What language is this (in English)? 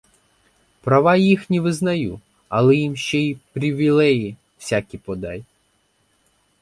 Ukrainian